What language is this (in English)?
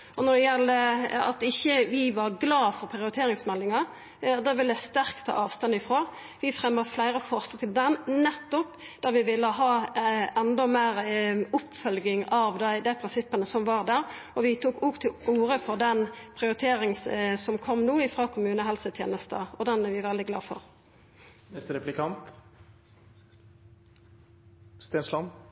Norwegian Nynorsk